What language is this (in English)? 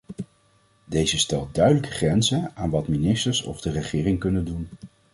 Dutch